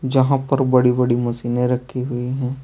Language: Hindi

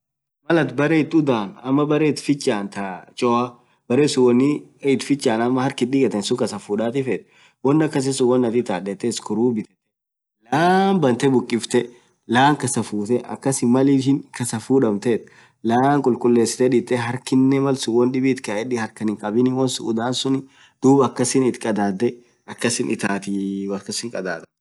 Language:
Orma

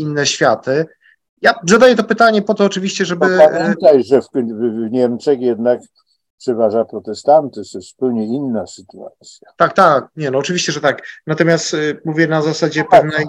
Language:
Polish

